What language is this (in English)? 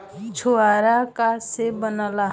Bhojpuri